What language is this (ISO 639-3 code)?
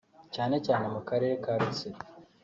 kin